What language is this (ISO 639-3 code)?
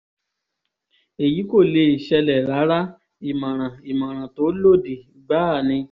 yor